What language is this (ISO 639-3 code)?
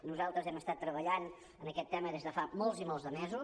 cat